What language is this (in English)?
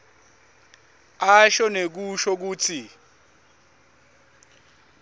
Swati